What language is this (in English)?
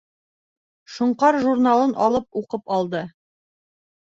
Bashkir